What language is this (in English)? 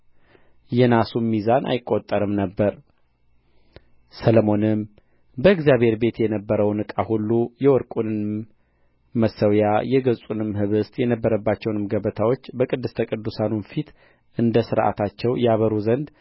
Amharic